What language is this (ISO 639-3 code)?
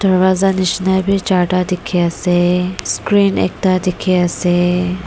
nag